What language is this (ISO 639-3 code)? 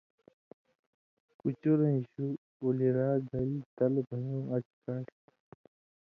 mvy